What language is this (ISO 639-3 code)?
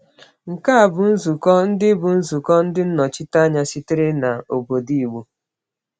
ibo